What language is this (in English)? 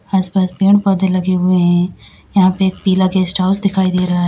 Hindi